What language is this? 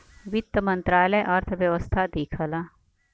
Bhojpuri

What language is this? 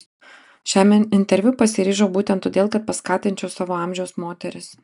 Lithuanian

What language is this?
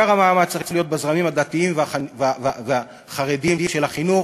Hebrew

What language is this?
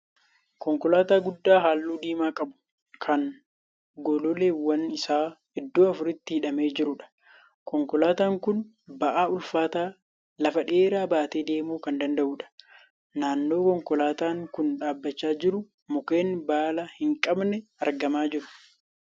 Oromo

